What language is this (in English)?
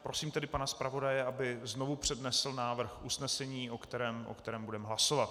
Czech